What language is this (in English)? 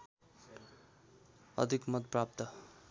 Nepali